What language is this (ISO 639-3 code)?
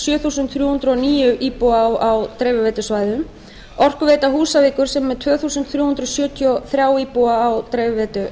isl